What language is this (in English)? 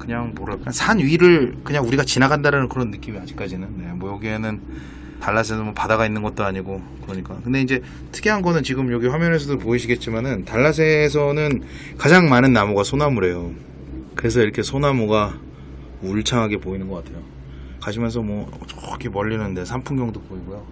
Korean